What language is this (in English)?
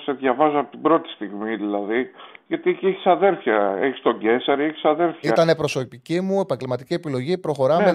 Greek